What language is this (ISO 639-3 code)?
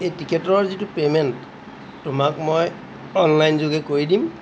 asm